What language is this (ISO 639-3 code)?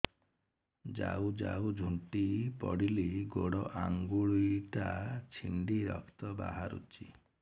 ori